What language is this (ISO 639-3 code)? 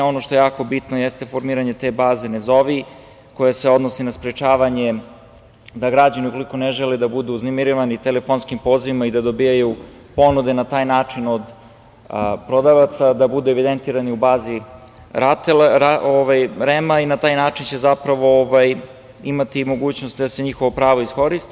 srp